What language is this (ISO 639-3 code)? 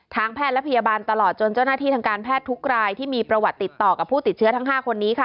tha